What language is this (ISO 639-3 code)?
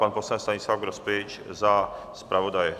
ces